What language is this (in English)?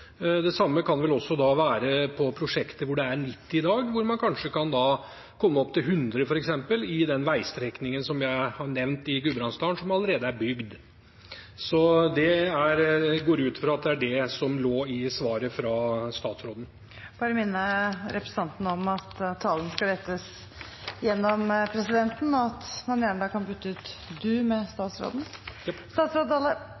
Norwegian